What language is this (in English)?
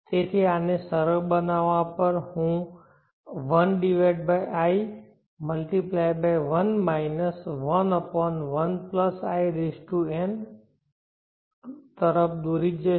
Gujarati